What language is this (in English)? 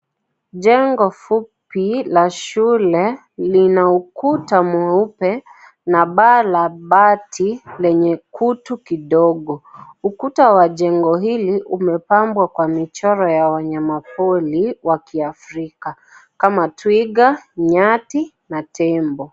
Swahili